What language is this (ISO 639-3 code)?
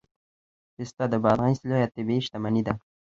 pus